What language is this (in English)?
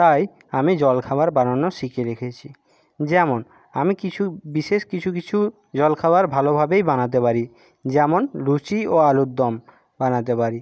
Bangla